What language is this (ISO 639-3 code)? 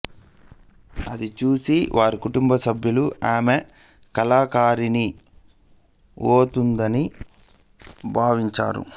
tel